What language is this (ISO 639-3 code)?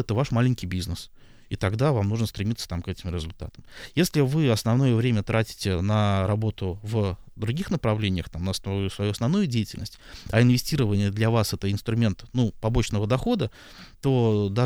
rus